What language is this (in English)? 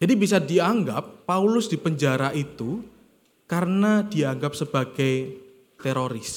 Indonesian